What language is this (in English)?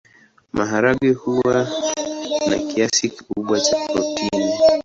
Swahili